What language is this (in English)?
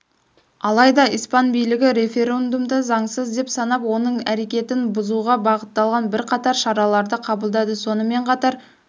Kazakh